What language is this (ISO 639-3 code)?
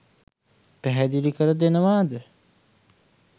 sin